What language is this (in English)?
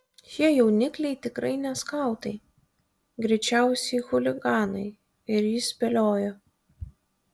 Lithuanian